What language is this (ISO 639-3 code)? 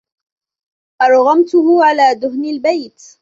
ara